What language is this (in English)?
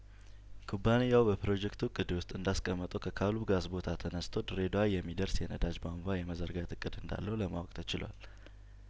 Amharic